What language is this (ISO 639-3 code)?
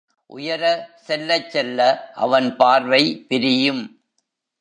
tam